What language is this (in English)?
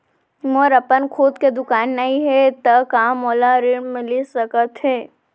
Chhattisgarhi